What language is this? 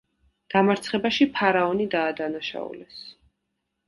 Georgian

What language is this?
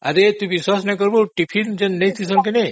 Odia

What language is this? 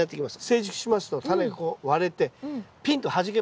Japanese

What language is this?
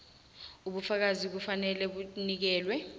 South Ndebele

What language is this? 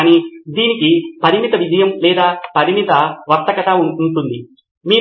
Telugu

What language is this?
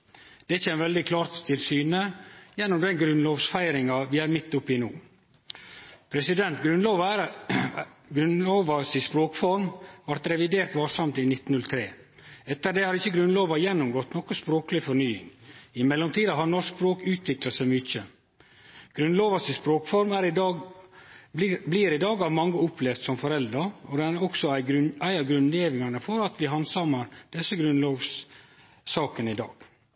Norwegian Nynorsk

